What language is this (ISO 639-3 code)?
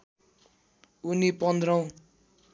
nep